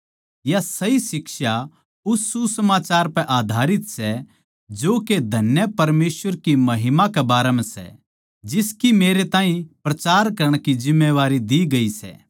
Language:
Haryanvi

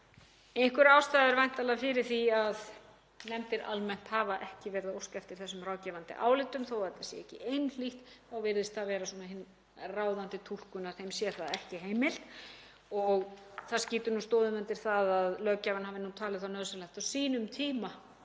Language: Icelandic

